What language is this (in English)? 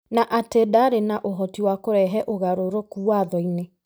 Kikuyu